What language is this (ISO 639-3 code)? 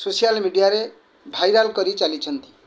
ori